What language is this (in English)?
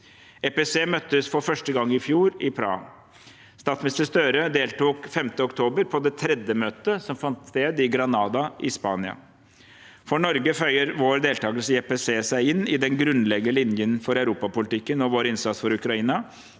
Norwegian